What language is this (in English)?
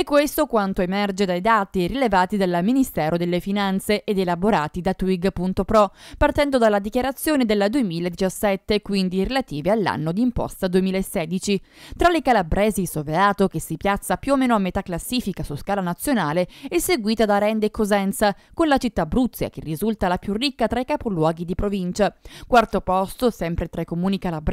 Italian